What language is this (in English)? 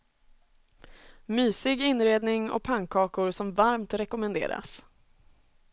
Swedish